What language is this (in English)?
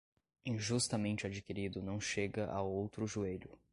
Portuguese